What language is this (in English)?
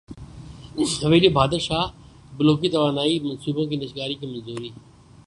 Urdu